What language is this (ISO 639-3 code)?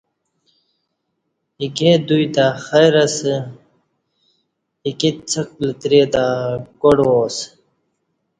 bsh